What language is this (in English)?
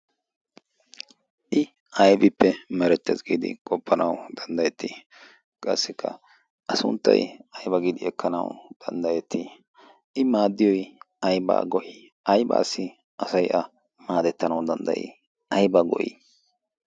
Wolaytta